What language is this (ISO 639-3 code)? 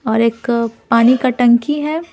hin